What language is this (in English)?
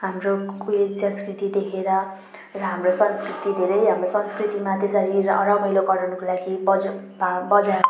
Nepali